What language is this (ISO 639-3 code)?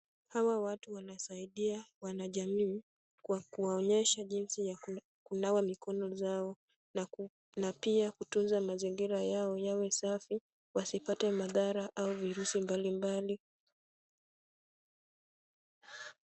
swa